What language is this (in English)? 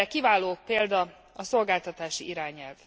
Hungarian